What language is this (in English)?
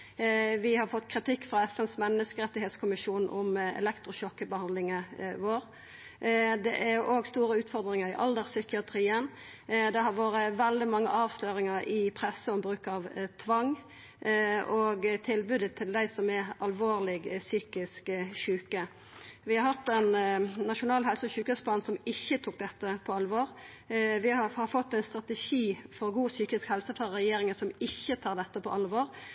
Norwegian Nynorsk